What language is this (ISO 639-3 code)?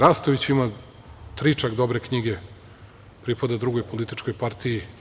srp